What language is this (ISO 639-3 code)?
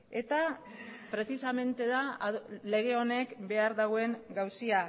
eus